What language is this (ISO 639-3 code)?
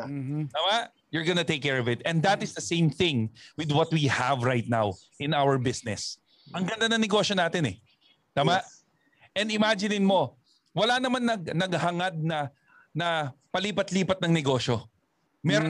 fil